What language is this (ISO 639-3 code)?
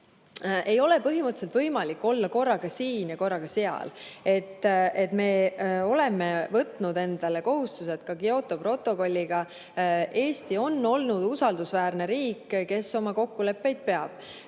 est